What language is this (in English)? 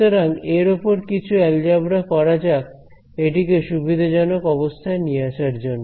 Bangla